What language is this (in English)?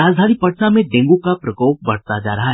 Hindi